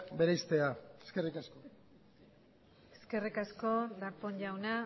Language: Basque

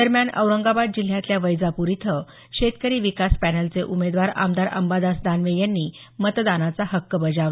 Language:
Marathi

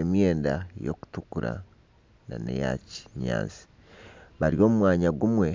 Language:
Nyankole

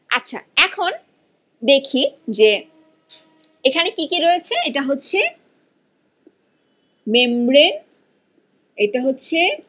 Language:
Bangla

